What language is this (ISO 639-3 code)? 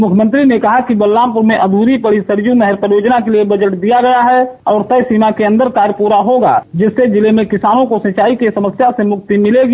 hin